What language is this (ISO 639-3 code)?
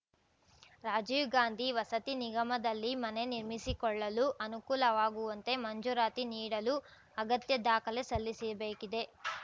kan